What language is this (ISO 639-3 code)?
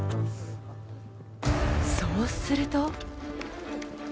jpn